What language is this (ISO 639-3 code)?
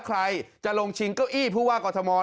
tha